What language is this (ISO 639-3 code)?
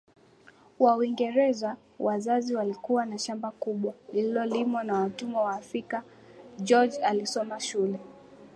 swa